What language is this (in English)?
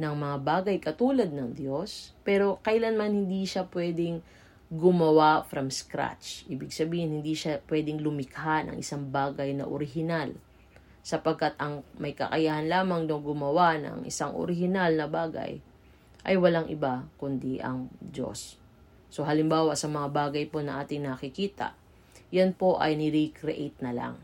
Filipino